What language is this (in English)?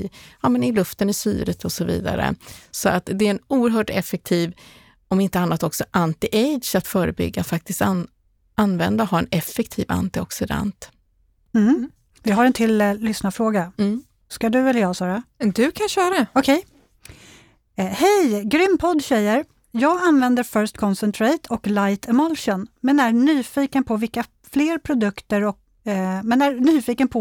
Swedish